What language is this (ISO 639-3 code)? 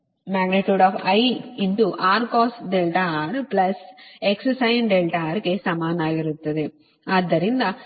kan